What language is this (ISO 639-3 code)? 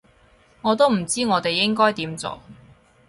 yue